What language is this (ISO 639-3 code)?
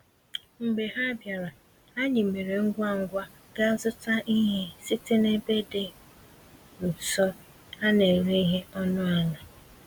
ibo